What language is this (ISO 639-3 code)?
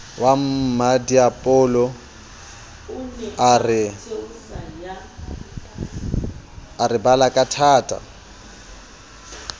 sot